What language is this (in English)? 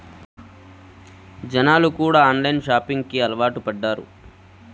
Telugu